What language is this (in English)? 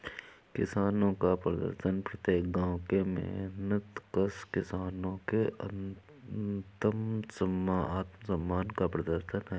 Hindi